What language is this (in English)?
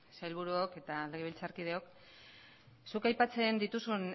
Basque